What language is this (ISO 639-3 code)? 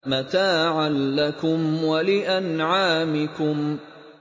ara